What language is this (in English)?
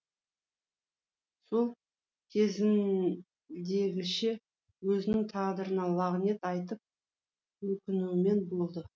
Kazakh